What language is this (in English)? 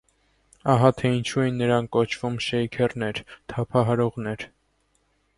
Armenian